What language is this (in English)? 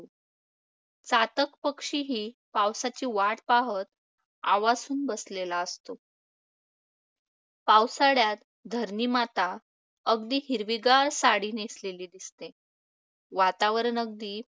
Marathi